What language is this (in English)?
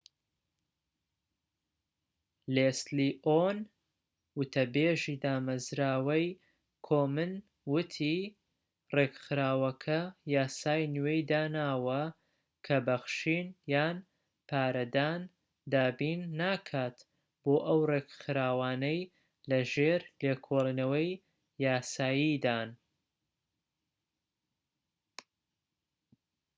Central Kurdish